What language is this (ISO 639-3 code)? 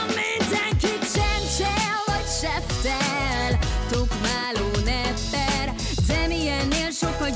hun